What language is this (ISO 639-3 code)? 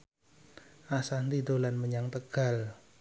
jav